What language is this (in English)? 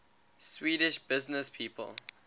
English